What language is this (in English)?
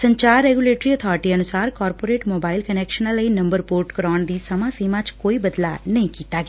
Punjabi